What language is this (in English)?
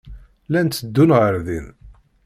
Kabyle